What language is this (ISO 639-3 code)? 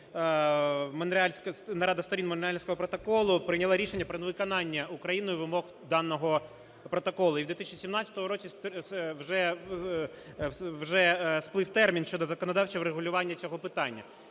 ukr